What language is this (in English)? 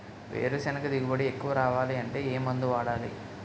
Telugu